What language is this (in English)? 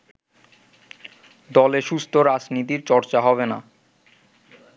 Bangla